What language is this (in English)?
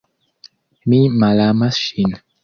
Esperanto